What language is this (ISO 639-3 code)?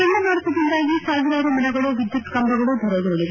kan